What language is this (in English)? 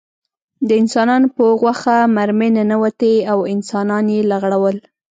Pashto